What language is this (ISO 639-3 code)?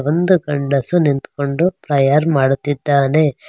kan